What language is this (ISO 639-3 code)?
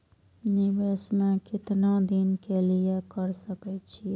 mai